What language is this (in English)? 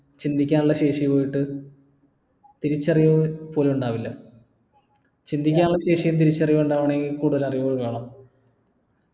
Malayalam